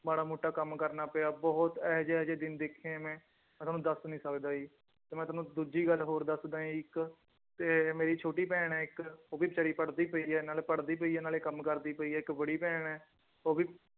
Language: Punjabi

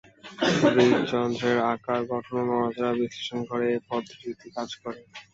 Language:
Bangla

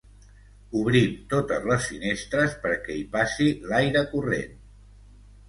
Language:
Catalan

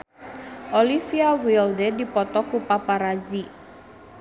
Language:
Sundanese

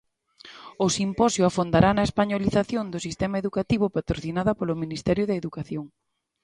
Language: Galician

